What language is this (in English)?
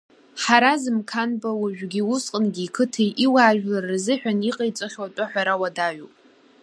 Abkhazian